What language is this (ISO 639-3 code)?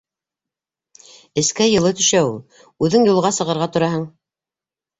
bak